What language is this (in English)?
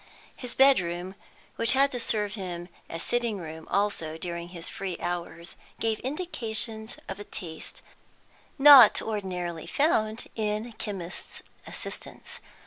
English